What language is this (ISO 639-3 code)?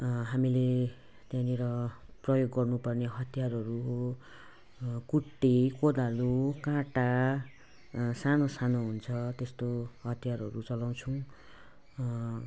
nep